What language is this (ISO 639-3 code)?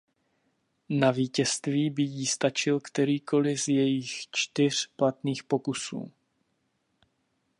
ces